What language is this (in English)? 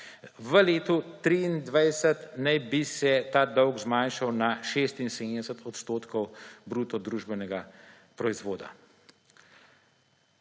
Slovenian